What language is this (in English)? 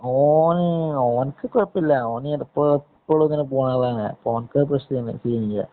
Malayalam